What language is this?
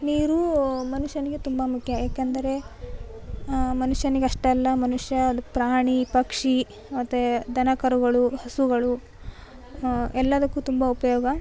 Kannada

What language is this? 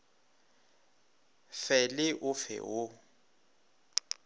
Northern Sotho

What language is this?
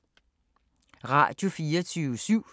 Danish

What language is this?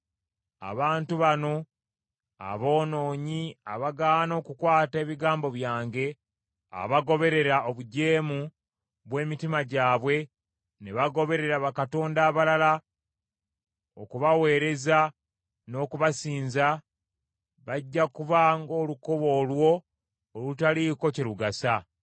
Ganda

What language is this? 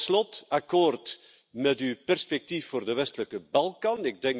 Dutch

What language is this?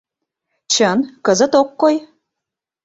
Mari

